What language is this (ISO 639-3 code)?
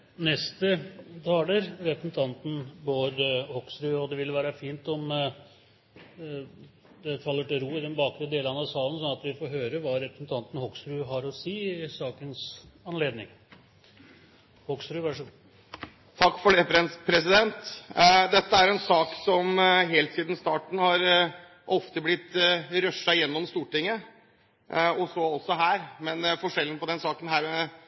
nob